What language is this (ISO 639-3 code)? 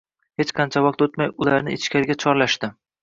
uzb